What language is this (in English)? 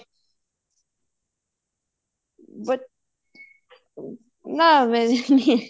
Punjabi